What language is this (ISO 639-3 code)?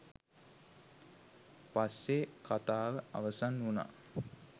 sin